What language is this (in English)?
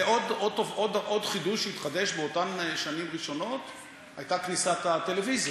Hebrew